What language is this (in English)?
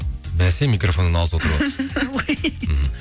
Kazakh